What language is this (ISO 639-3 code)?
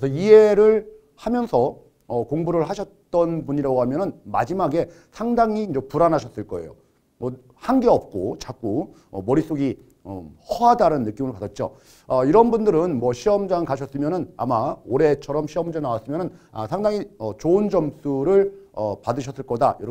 kor